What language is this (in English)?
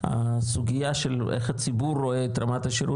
Hebrew